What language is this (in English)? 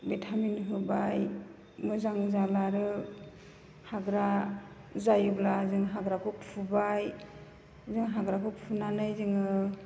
Bodo